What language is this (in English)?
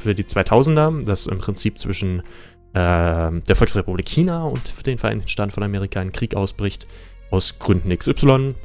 German